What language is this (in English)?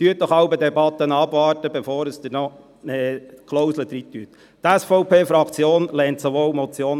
Swiss German